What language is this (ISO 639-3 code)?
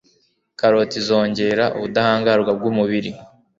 kin